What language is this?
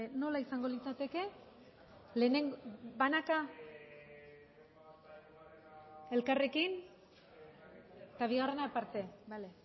Basque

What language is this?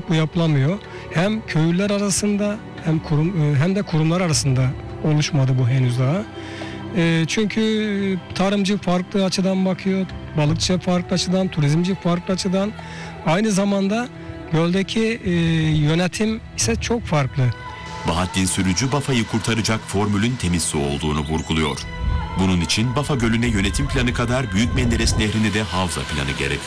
Turkish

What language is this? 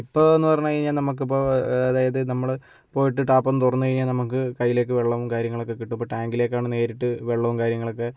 Malayalam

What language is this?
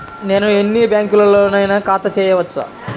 Telugu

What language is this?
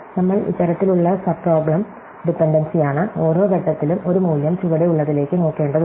Malayalam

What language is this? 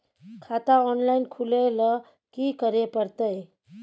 Maithili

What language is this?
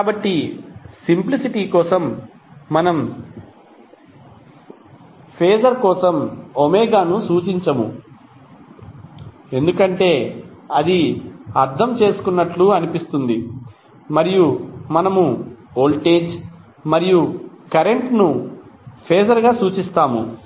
Telugu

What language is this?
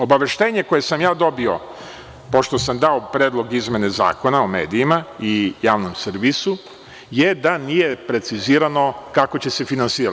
Serbian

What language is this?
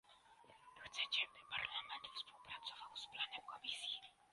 Polish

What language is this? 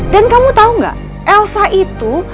Indonesian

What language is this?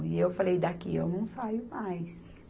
Portuguese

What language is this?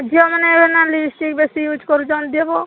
Odia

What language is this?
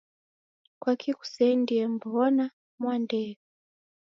Taita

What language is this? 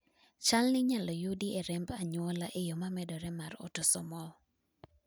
Luo (Kenya and Tanzania)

